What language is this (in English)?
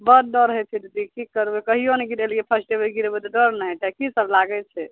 Maithili